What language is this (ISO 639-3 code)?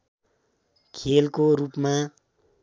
nep